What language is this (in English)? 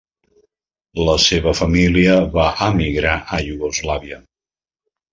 Catalan